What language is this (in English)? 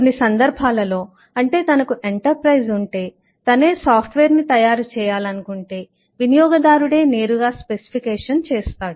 Telugu